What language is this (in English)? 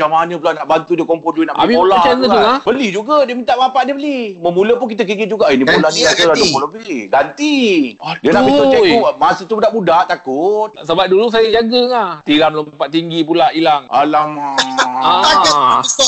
Malay